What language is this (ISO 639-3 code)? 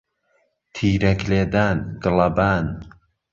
ckb